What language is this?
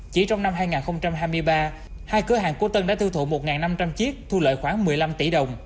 Vietnamese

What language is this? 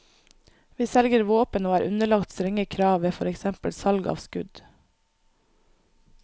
Norwegian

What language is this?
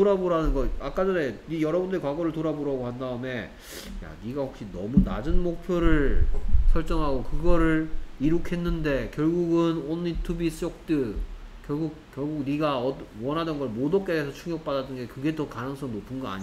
Korean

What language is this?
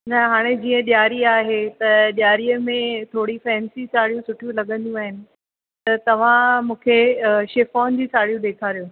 Sindhi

